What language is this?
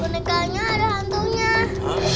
Indonesian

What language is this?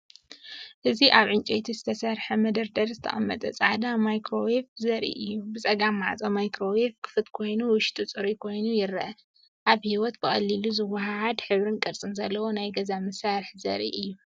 Tigrinya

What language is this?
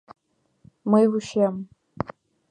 Mari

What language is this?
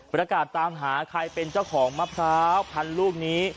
Thai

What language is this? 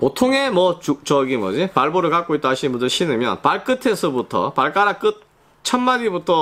Korean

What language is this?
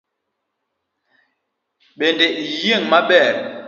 Luo (Kenya and Tanzania)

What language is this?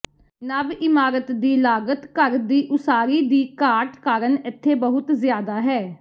Punjabi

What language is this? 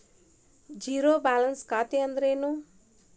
Kannada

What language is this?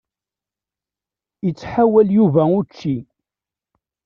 Kabyle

